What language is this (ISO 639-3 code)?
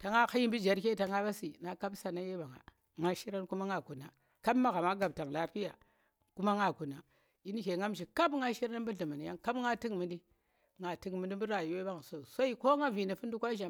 ttr